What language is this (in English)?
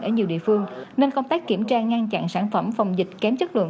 Vietnamese